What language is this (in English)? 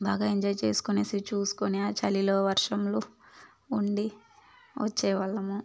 Telugu